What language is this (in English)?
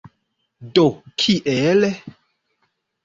Esperanto